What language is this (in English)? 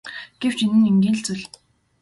Mongolian